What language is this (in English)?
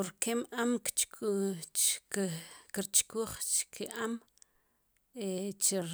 Sipacapense